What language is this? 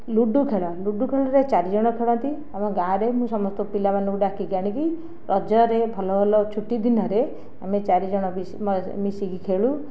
Odia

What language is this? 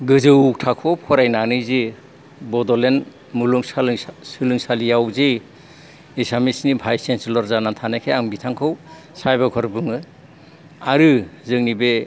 Bodo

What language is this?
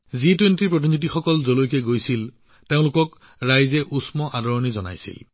Assamese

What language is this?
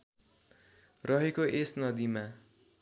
Nepali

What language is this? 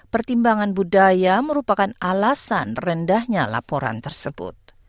Indonesian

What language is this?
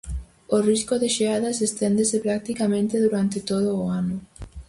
Galician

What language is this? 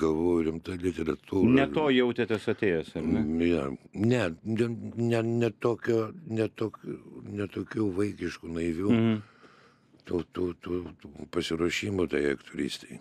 Lithuanian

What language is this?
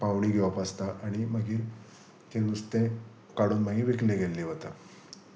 Konkani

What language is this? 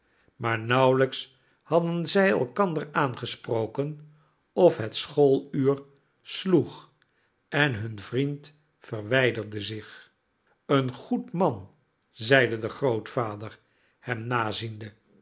Dutch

